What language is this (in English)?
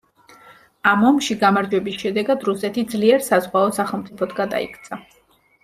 Georgian